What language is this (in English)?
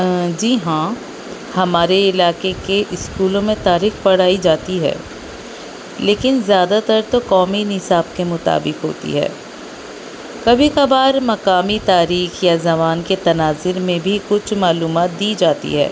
Urdu